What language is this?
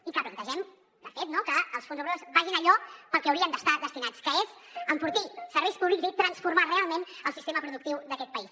Catalan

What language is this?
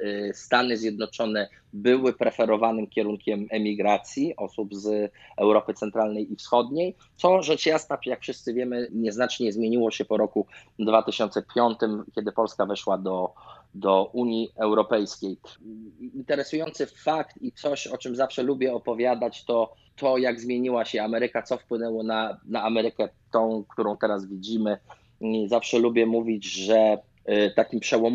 Polish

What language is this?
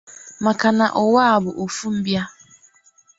Igbo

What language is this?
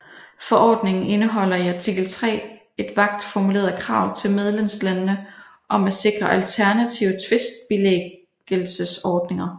Danish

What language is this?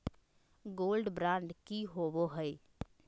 Magahi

